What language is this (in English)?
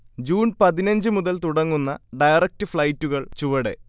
Malayalam